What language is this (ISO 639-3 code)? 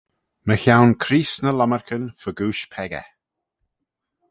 glv